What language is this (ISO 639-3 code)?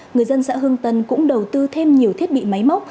vie